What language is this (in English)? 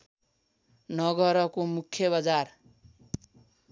Nepali